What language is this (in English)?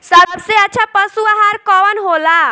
Bhojpuri